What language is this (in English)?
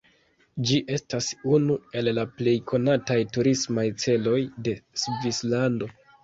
Esperanto